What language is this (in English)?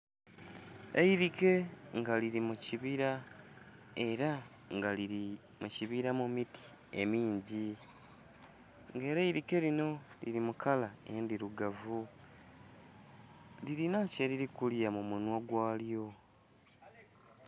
Soga